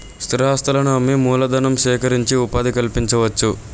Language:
Telugu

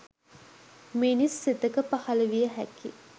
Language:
Sinhala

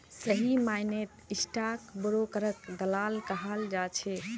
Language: Magahi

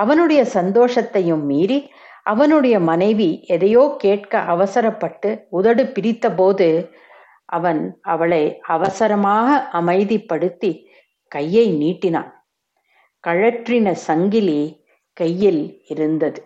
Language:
Tamil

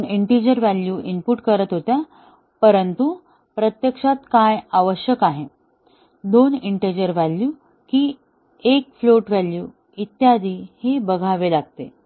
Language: Marathi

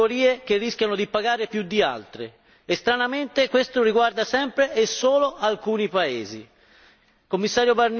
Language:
Italian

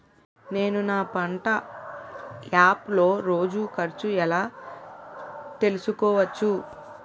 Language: Telugu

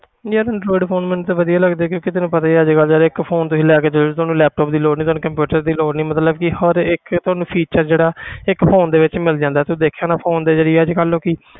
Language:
Punjabi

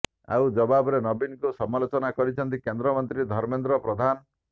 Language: Odia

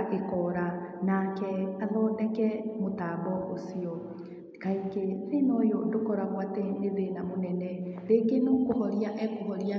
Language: Kikuyu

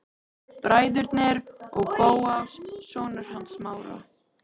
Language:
Icelandic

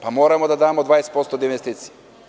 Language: Serbian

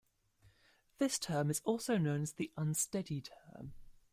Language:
English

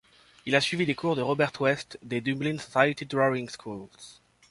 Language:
French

